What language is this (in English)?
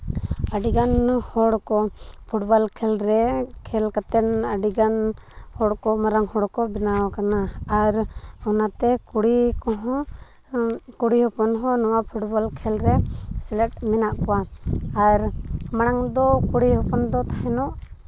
Santali